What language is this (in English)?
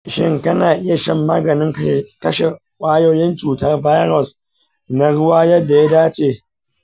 Hausa